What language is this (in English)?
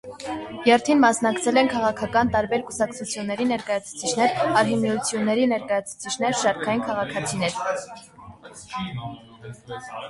Armenian